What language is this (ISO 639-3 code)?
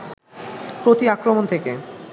ben